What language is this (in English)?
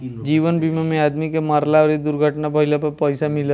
Bhojpuri